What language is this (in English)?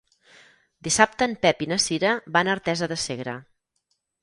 Catalan